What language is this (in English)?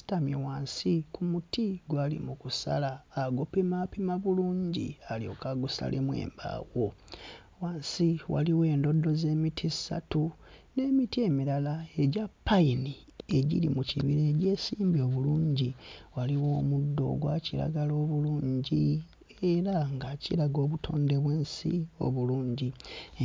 Ganda